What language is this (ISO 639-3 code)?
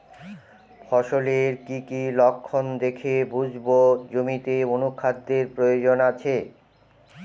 ben